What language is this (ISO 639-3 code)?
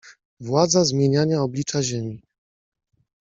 pol